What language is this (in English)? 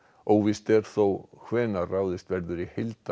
Icelandic